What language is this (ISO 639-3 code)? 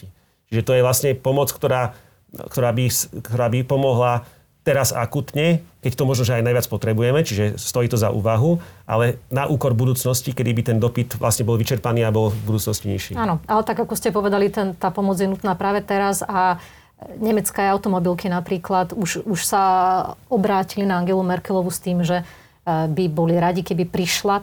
slk